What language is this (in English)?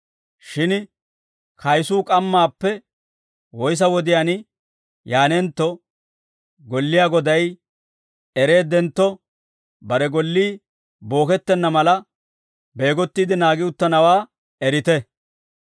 Dawro